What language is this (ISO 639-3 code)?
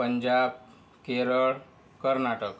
mar